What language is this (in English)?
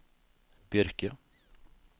Norwegian